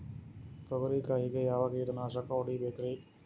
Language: Kannada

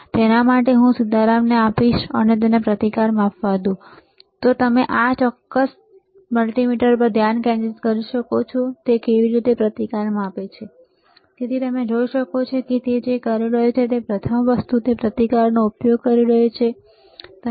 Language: Gujarati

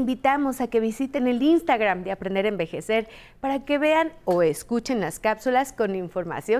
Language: Spanish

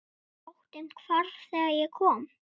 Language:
Icelandic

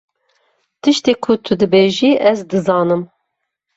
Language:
Kurdish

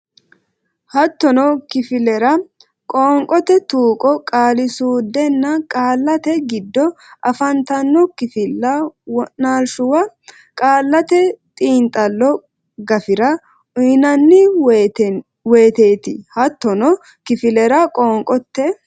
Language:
Sidamo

